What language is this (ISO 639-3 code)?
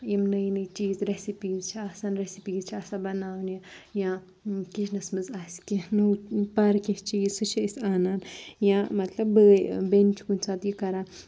kas